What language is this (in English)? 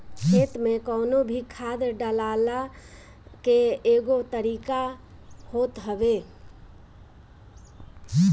Bhojpuri